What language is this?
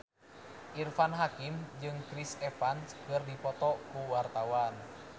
Sundanese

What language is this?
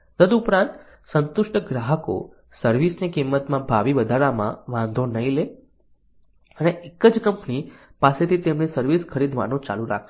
Gujarati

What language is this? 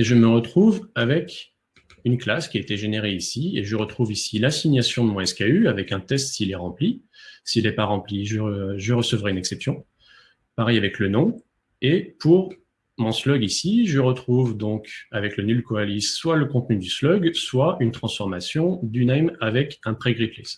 French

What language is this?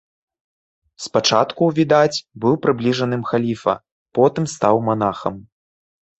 Belarusian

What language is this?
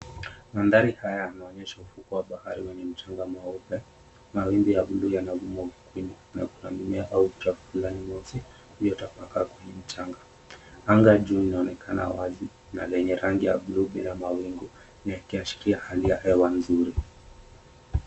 Swahili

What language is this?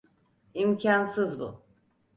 Turkish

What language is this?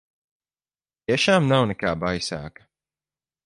Latvian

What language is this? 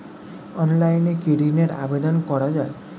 Bangla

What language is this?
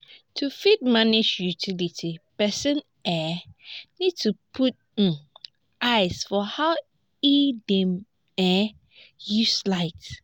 Nigerian Pidgin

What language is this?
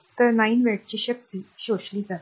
Marathi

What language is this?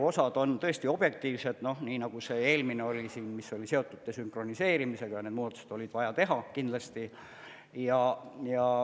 Estonian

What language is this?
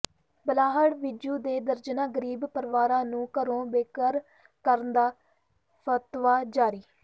Punjabi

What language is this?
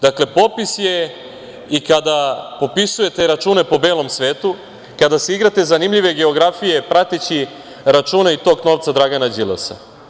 Serbian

